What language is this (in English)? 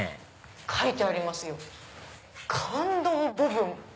Japanese